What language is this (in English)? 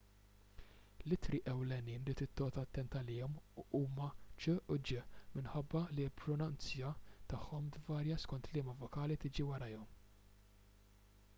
Maltese